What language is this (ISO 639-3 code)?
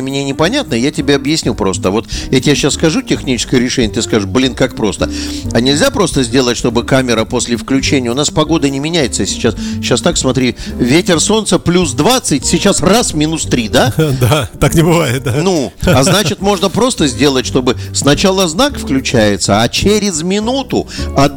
rus